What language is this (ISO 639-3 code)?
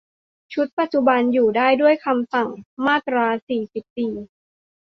tha